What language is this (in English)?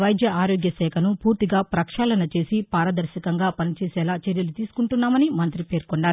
Telugu